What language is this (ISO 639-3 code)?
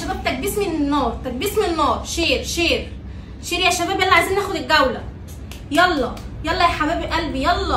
ara